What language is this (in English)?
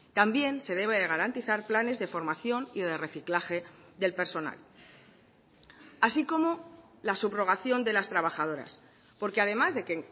Spanish